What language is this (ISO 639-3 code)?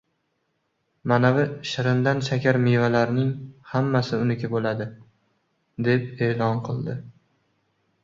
uzb